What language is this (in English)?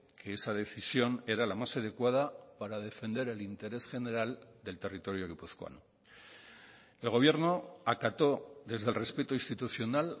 Spanish